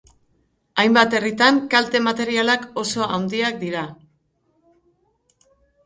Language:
Basque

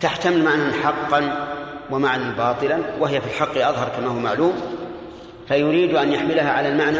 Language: Arabic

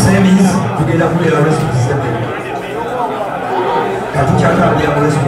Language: Arabic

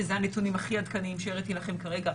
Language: Hebrew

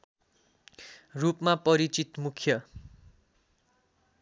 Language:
Nepali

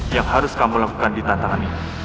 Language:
Indonesian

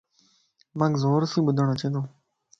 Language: Lasi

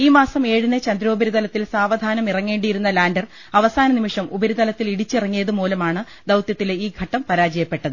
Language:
Malayalam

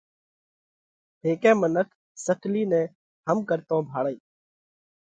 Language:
Parkari Koli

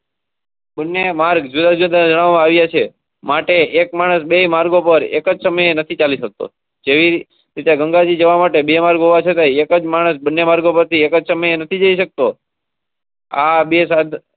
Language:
Gujarati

